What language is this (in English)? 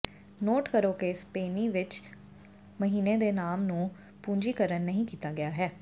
Punjabi